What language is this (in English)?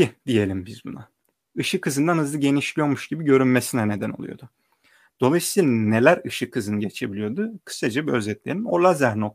Turkish